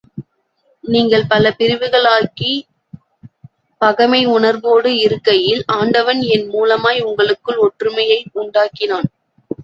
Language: Tamil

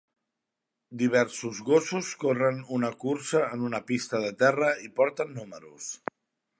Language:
Catalan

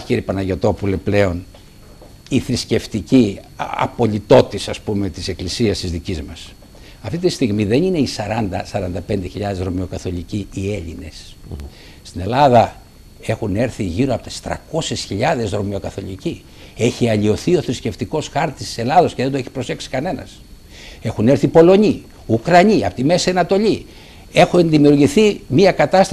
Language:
Greek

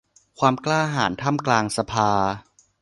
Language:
Thai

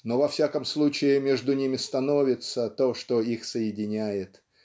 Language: Russian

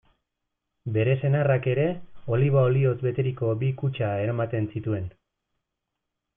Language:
Basque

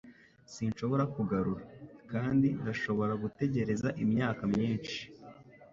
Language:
Kinyarwanda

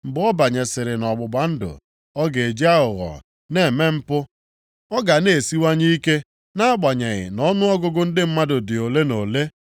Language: Igbo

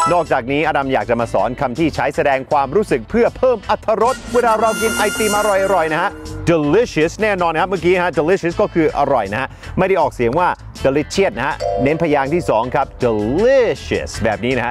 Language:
Thai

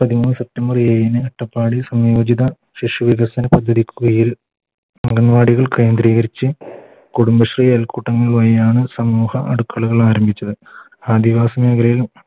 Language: Malayalam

